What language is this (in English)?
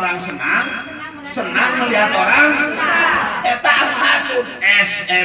Indonesian